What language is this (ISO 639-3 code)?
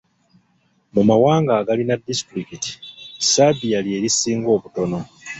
lug